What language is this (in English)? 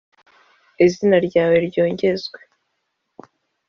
Kinyarwanda